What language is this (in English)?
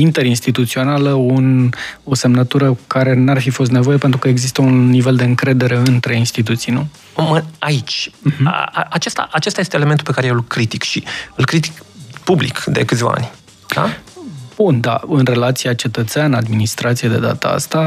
Romanian